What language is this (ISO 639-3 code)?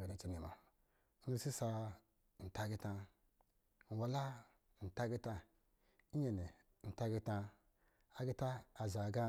mgi